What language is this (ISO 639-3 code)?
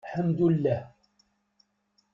kab